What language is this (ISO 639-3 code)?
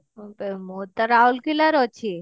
ori